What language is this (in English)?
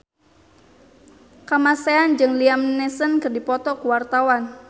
Sundanese